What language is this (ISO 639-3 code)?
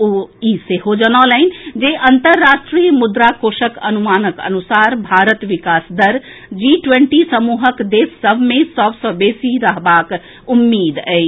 mai